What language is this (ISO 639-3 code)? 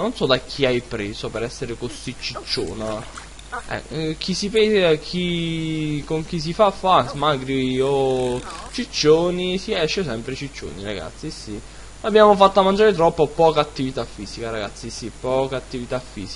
ita